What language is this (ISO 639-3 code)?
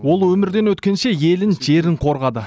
kaz